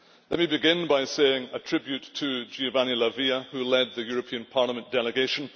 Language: English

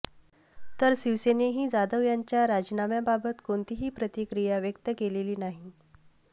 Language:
Marathi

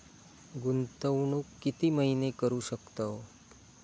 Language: Marathi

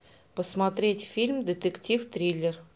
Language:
Russian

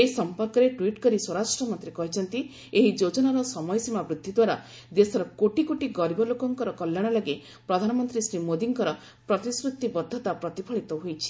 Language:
Odia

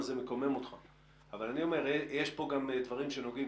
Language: Hebrew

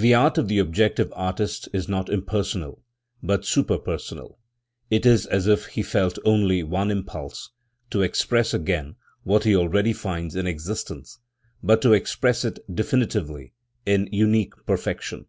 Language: English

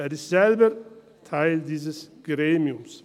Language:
Swiss German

